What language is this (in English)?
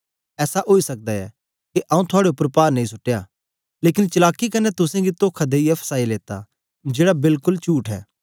Dogri